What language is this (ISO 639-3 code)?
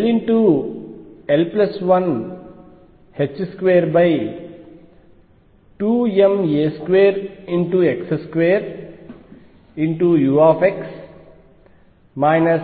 tel